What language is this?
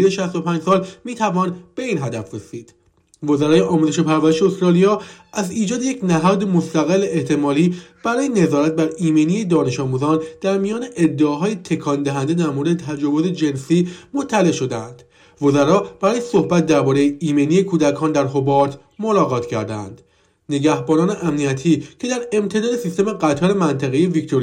Persian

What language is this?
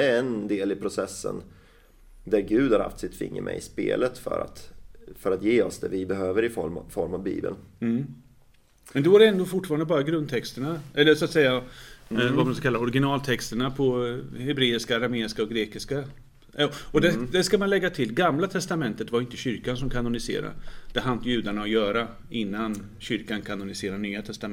Swedish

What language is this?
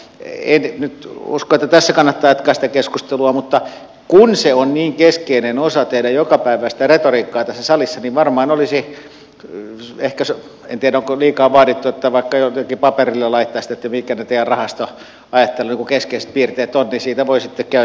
Finnish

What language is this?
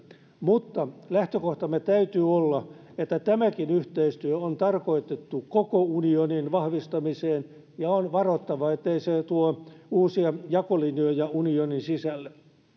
Finnish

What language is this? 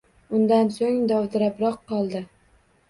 Uzbek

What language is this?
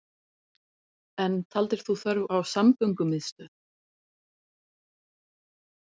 Icelandic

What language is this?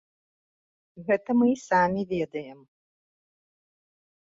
Belarusian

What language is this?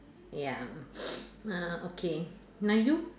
English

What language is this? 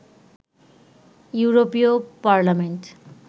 Bangla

